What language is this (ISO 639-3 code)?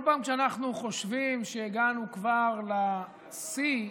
heb